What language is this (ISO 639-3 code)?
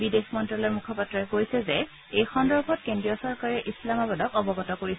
asm